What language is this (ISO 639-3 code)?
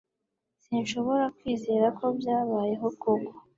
kin